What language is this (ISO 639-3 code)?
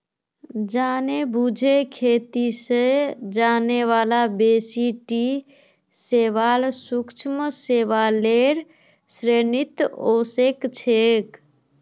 mag